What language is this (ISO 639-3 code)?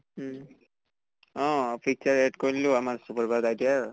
asm